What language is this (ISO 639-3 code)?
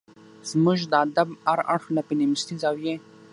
pus